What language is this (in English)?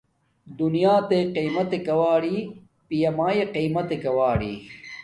Domaaki